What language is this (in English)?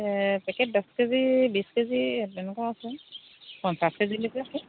Assamese